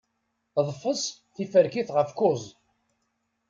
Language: Kabyle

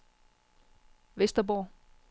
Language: Danish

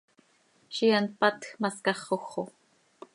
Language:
Seri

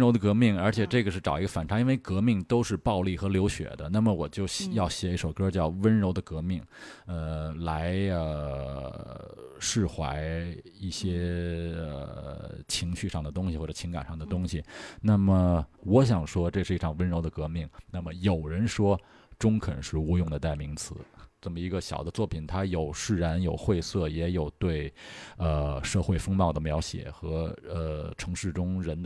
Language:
Chinese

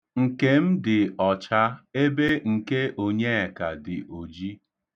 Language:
Igbo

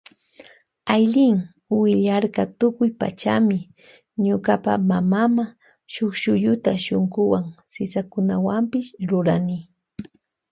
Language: Loja Highland Quichua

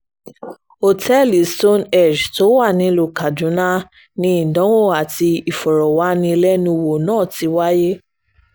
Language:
Yoruba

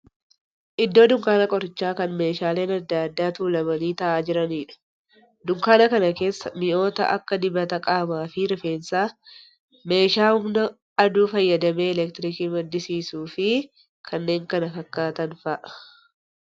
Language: Oromo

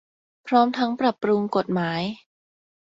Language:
Thai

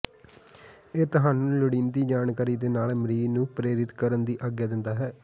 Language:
Punjabi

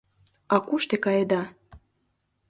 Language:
Mari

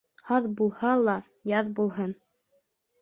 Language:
Bashkir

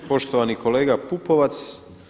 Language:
Croatian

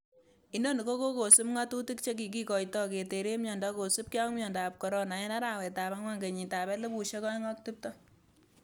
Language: Kalenjin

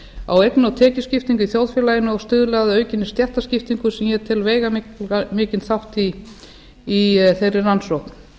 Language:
Icelandic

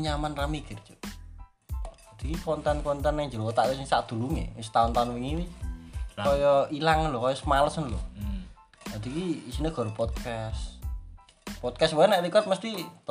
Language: Indonesian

